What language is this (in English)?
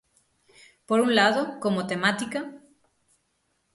Galician